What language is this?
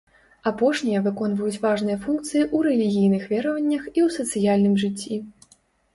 Belarusian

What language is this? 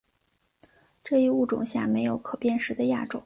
Chinese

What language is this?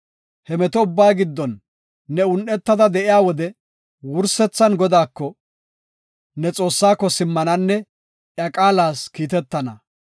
Gofa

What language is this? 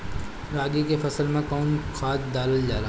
Bhojpuri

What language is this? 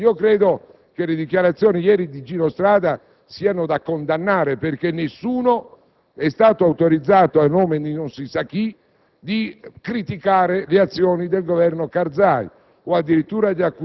Italian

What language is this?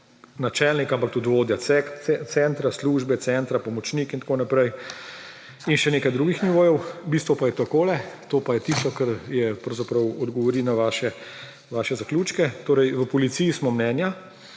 Slovenian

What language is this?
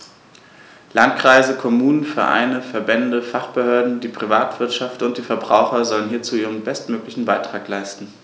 German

